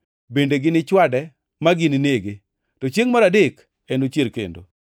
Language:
Luo (Kenya and Tanzania)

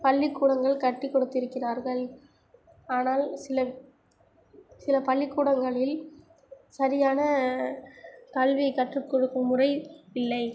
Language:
Tamil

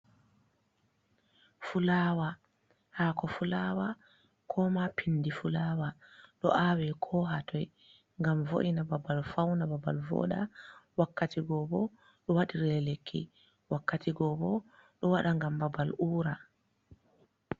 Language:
Fula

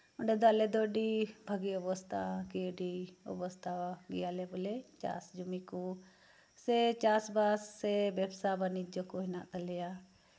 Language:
Santali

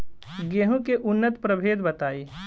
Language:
Bhojpuri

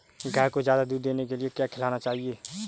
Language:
Hindi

